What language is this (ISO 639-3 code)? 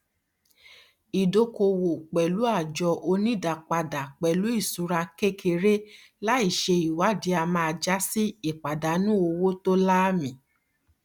yor